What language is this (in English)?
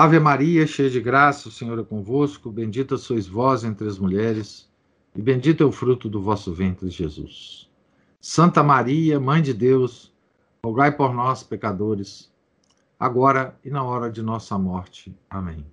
Portuguese